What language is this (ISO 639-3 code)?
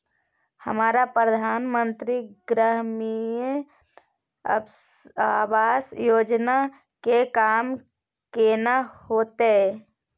mai